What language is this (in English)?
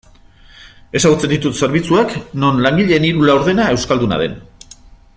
Basque